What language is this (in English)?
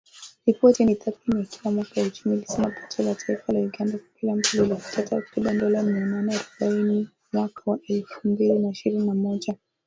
Swahili